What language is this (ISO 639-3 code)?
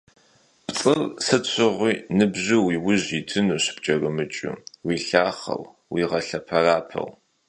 kbd